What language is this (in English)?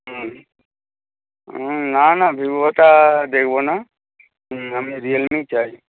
Bangla